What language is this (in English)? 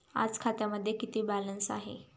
Marathi